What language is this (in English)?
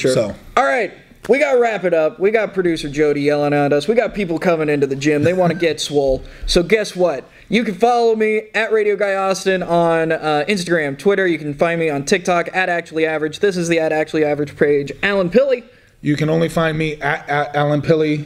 English